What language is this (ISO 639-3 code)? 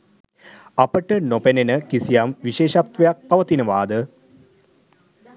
sin